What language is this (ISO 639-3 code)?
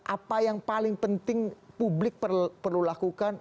ind